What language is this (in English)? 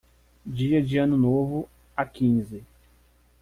Portuguese